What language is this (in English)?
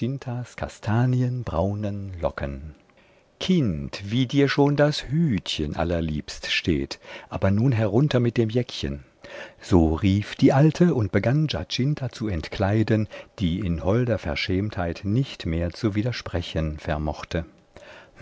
German